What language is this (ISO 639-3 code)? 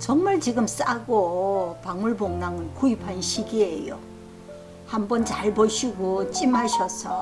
kor